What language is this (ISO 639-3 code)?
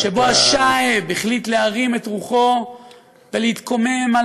heb